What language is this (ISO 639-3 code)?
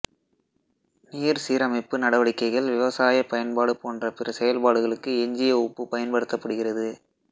tam